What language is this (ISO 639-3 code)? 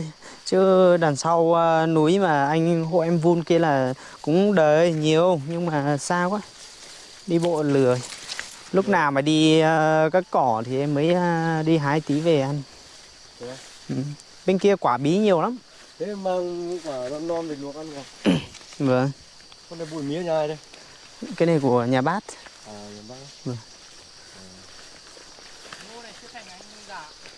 vie